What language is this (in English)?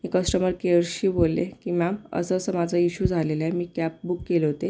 Marathi